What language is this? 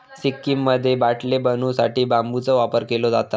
Marathi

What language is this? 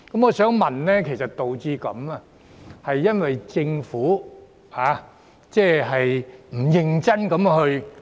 Cantonese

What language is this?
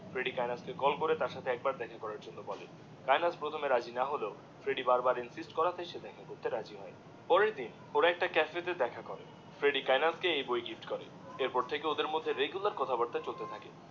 Bangla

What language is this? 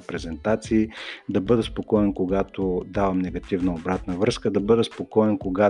Bulgarian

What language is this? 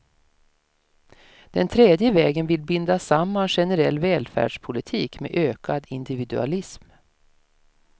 Swedish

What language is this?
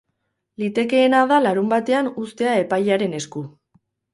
Basque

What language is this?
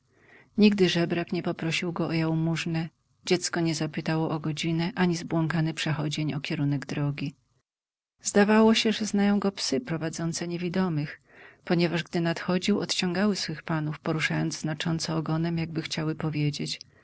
Polish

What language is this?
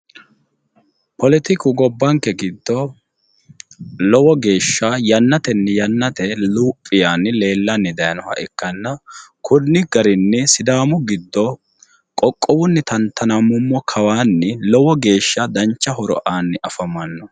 Sidamo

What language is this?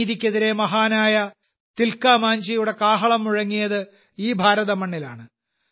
Malayalam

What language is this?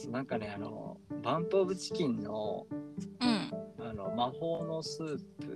Japanese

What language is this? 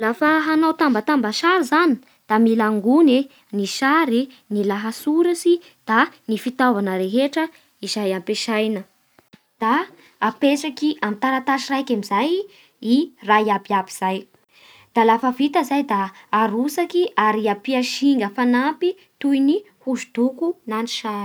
Bara Malagasy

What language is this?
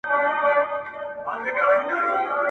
Pashto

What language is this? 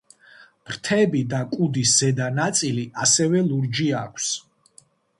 Georgian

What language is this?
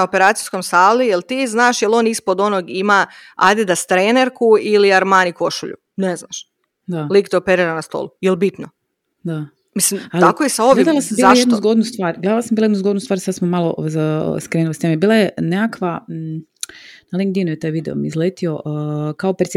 Croatian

